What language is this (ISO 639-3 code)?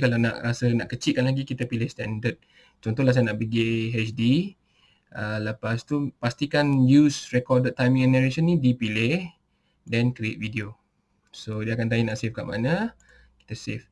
msa